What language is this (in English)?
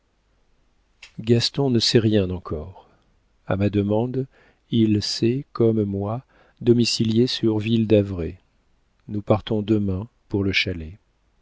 French